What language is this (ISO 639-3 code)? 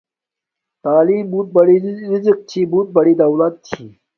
dmk